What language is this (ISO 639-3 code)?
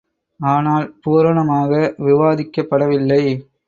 tam